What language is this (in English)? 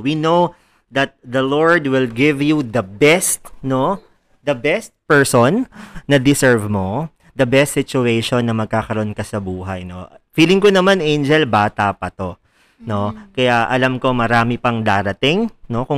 Filipino